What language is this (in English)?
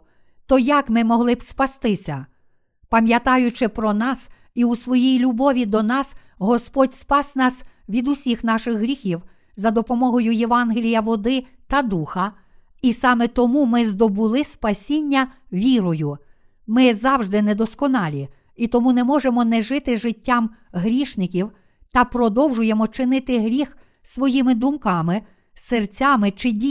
Ukrainian